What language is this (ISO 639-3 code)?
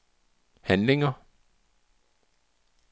dan